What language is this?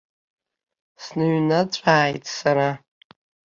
Abkhazian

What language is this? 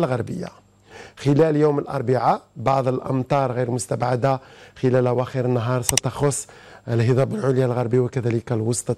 Arabic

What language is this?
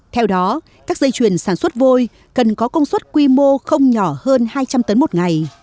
Vietnamese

